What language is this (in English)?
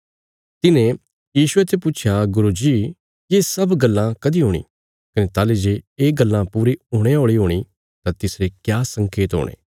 Bilaspuri